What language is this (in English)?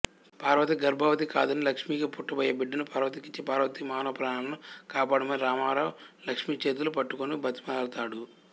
Telugu